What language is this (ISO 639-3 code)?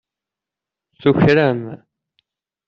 kab